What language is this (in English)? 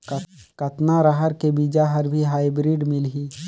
Chhattisgarhi